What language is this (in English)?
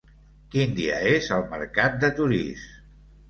Catalan